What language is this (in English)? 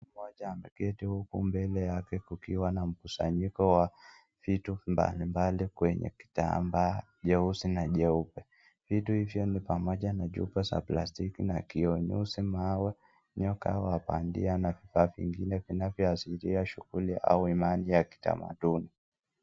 Swahili